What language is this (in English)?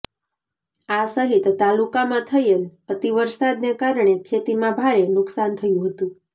Gujarati